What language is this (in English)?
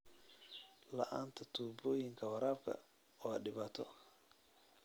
Somali